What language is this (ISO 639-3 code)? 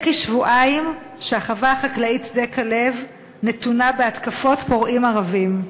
heb